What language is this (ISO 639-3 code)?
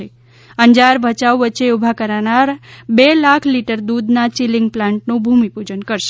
guj